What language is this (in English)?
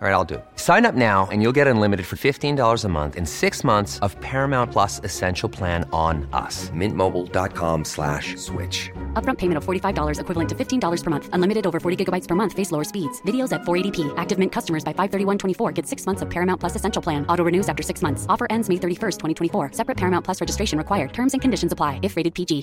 Filipino